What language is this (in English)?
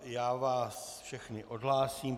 Czech